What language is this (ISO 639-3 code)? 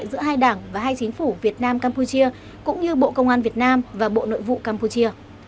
vie